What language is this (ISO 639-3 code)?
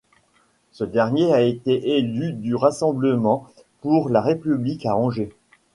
fra